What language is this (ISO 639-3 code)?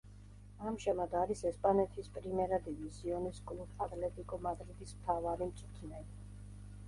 kat